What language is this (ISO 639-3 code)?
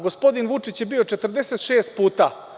srp